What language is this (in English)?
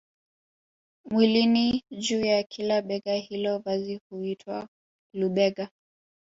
Swahili